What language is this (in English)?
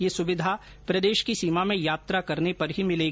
Hindi